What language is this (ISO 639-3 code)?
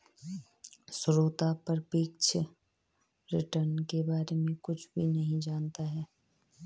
hin